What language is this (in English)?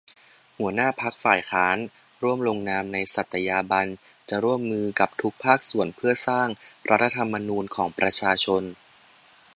Thai